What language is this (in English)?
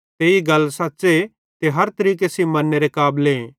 Bhadrawahi